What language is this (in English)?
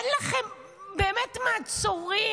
Hebrew